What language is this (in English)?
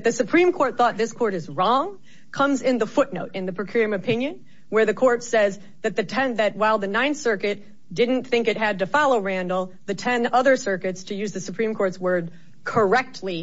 English